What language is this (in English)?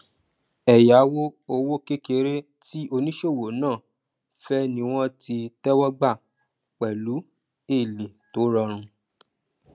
Yoruba